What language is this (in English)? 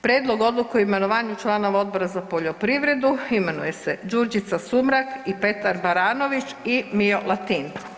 Croatian